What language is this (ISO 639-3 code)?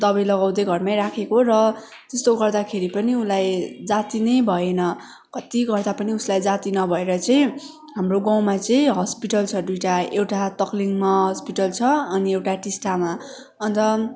nep